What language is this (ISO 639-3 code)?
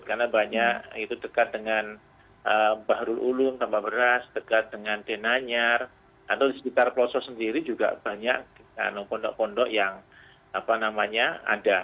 ind